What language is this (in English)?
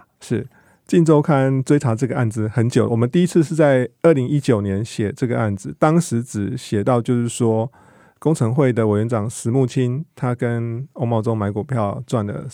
Chinese